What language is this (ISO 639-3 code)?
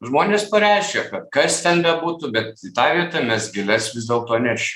lit